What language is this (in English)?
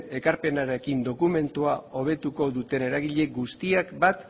Basque